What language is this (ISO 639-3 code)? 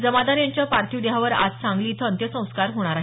mar